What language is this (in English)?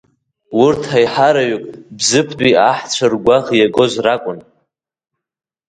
Abkhazian